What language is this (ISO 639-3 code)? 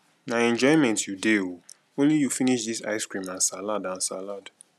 pcm